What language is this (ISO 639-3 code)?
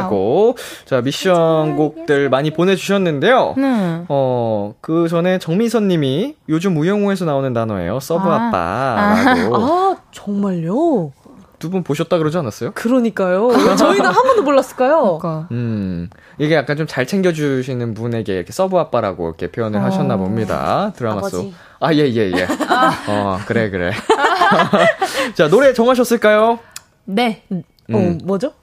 kor